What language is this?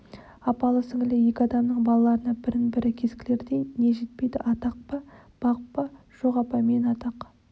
Kazakh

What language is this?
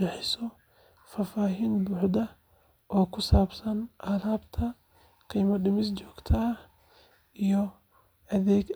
Somali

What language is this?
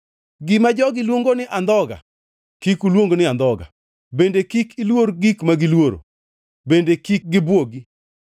Luo (Kenya and Tanzania)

